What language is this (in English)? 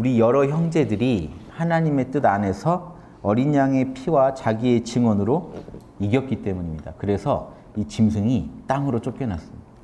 Korean